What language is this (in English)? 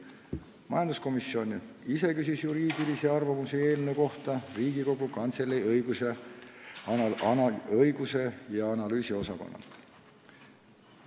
Estonian